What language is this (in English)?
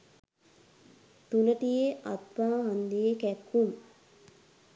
Sinhala